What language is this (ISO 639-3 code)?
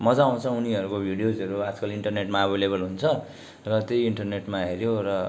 nep